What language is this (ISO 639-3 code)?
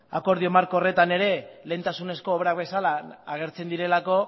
eus